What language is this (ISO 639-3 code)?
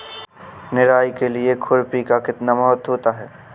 hin